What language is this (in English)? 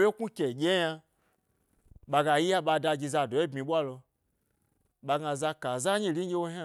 Gbari